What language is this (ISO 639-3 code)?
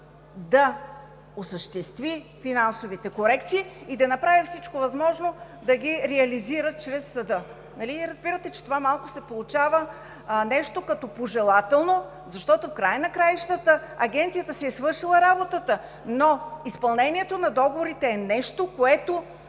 bul